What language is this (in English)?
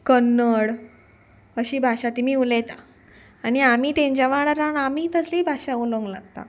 Konkani